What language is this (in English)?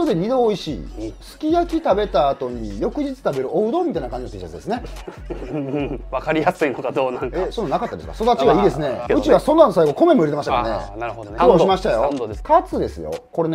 Japanese